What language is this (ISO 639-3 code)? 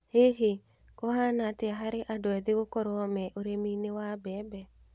kik